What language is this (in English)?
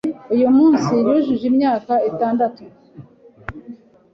Kinyarwanda